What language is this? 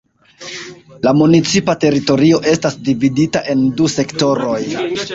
Esperanto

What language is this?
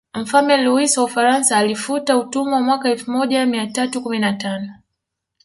Swahili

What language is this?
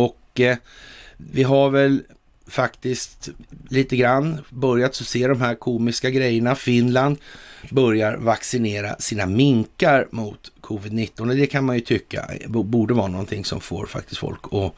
Swedish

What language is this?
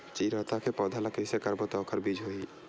Chhattisgarhi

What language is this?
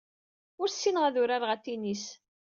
Kabyle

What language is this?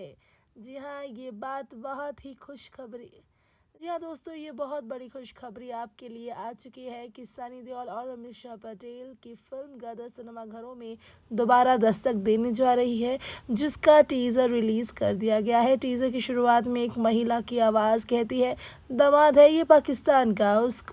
Hindi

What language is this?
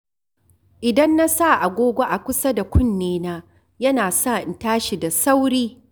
Hausa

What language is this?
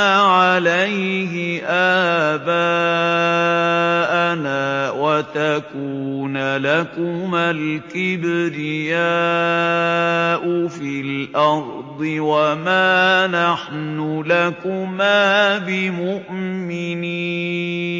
Arabic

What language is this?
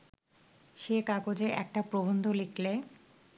Bangla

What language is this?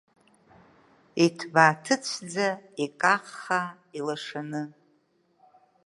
Abkhazian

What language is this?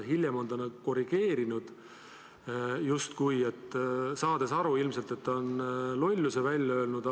Estonian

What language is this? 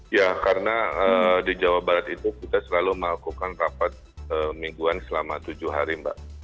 Indonesian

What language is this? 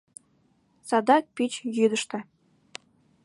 Mari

